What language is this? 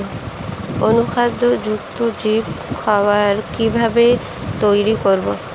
Bangla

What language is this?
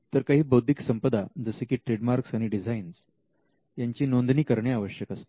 Marathi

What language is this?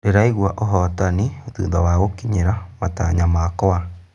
Kikuyu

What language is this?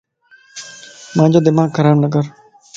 Lasi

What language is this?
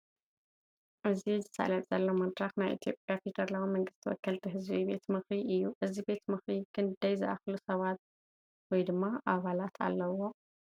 Tigrinya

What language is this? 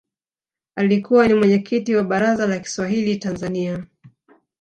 Swahili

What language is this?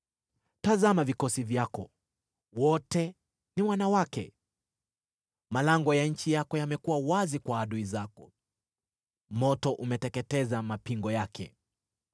Swahili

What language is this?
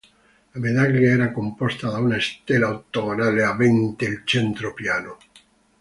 Italian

